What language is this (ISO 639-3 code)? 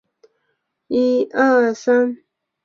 zho